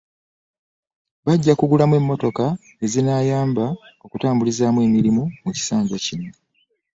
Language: Ganda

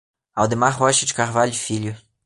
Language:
Portuguese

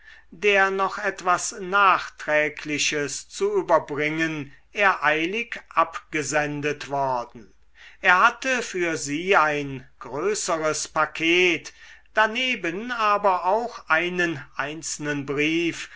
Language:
German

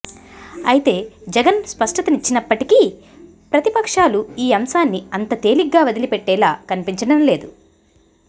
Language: Telugu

